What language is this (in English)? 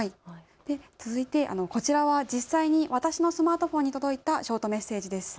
Japanese